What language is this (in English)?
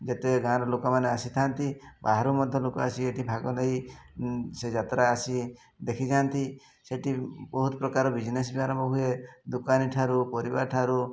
Odia